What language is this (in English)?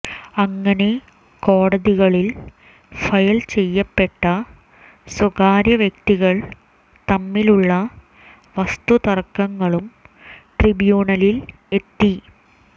Malayalam